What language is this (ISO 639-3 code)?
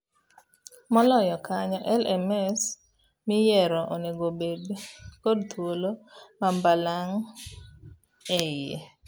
luo